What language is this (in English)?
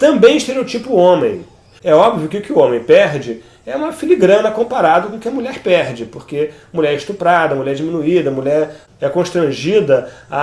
Portuguese